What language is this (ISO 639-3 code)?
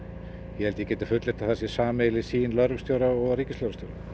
isl